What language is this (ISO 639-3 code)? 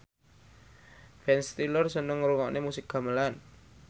jav